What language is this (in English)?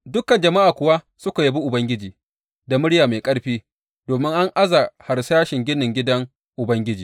Hausa